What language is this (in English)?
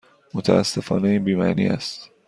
Persian